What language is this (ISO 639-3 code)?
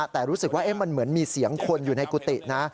tha